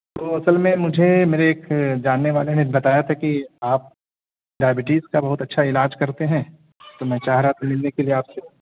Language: Urdu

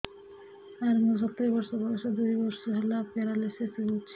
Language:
Odia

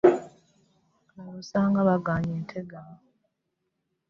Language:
Ganda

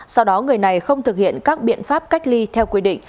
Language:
Vietnamese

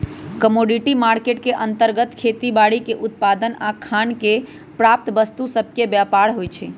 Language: Magahi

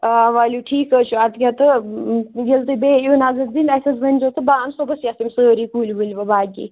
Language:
Kashmiri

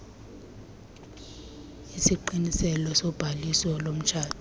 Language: Xhosa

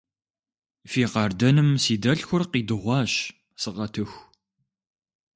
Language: Kabardian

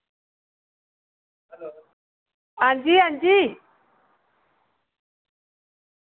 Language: Dogri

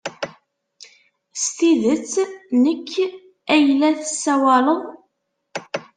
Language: Kabyle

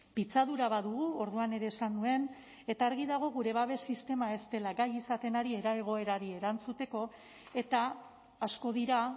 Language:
Basque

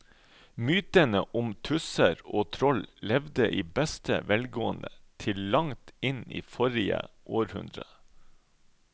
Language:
Norwegian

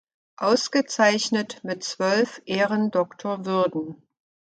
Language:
German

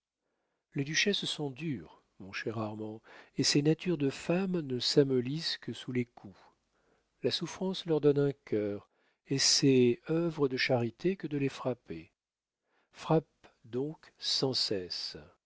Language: French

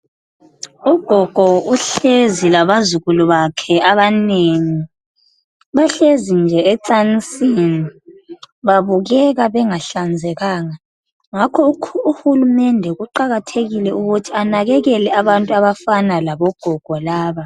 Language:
North Ndebele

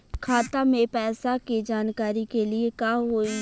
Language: Bhojpuri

